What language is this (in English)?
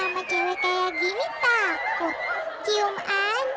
Indonesian